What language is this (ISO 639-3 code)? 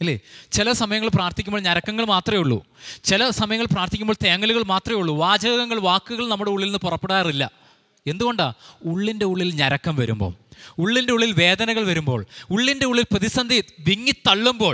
mal